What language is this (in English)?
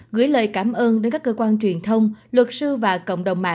Vietnamese